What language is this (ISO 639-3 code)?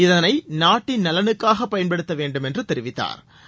tam